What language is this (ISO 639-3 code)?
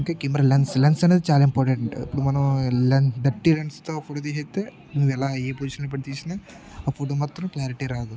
tel